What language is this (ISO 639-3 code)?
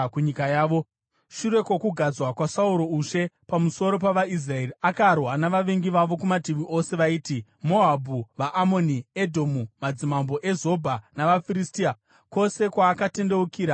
sna